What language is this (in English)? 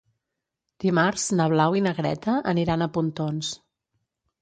Catalan